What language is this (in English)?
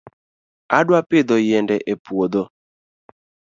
Luo (Kenya and Tanzania)